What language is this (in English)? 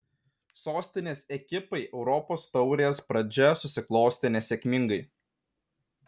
Lithuanian